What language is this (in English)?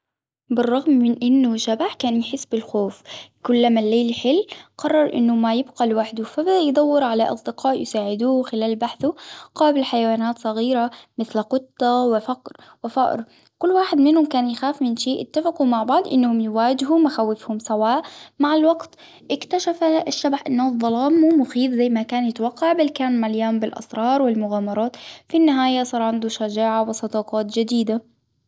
Hijazi Arabic